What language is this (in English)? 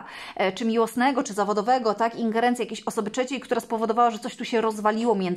Polish